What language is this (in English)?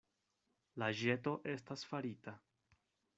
Esperanto